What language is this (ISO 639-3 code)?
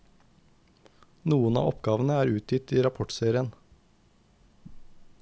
nor